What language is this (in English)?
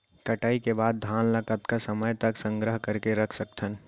Chhattisgarhi